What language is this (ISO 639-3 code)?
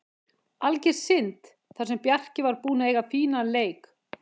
isl